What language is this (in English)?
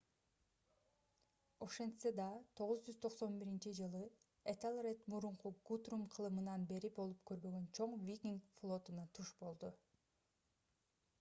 Kyrgyz